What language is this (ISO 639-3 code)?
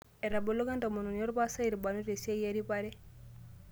mas